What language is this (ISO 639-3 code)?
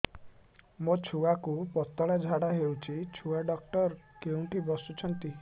ori